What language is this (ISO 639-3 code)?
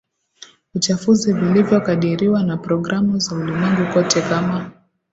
swa